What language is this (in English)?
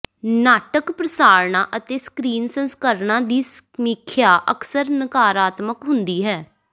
Punjabi